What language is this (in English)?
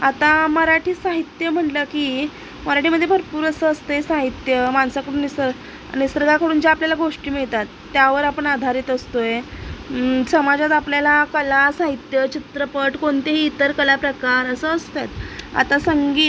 Marathi